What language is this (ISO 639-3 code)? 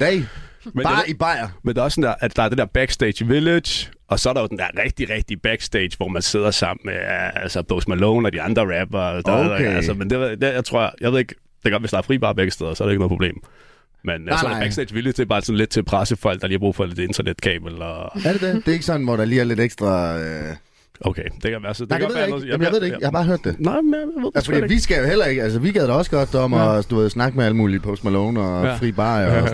dan